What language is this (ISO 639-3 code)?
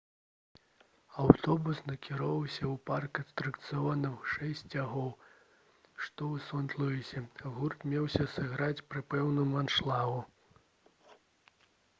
bel